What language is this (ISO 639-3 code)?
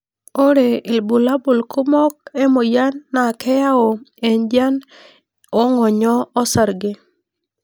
mas